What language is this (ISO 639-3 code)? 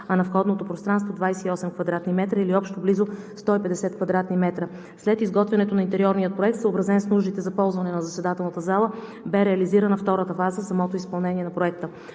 bul